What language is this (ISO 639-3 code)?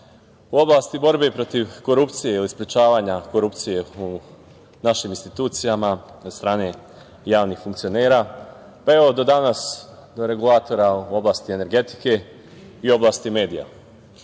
srp